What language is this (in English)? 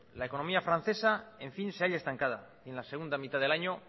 Spanish